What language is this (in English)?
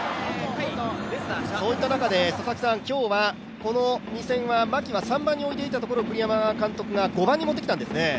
Japanese